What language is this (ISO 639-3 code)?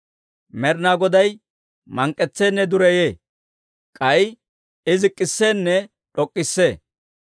dwr